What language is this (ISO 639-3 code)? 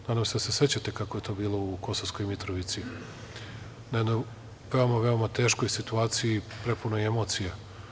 srp